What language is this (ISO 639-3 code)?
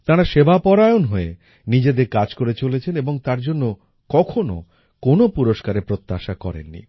ben